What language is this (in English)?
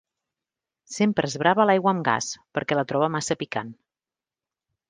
Catalan